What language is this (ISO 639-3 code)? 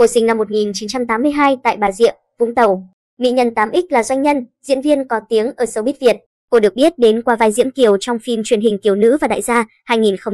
vie